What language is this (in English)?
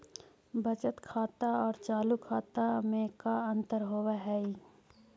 Magahi